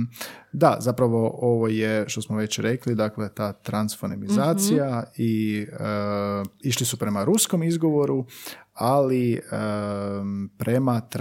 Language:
Croatian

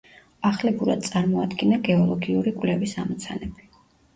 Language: Georgian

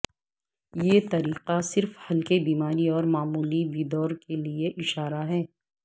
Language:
Urdu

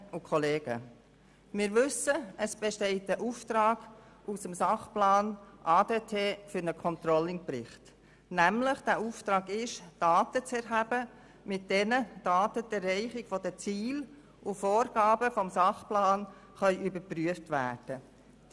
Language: Swiss German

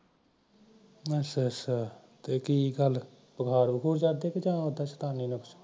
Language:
Punjabi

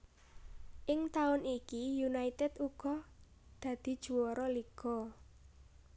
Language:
Javanese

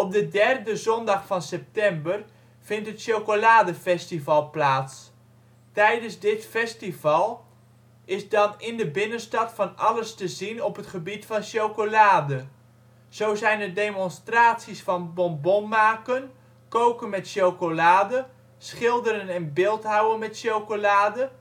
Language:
Dutch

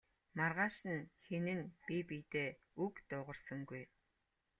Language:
Mongolian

